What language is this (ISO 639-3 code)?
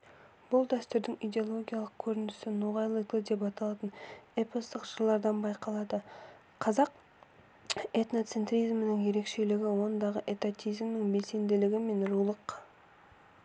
kaz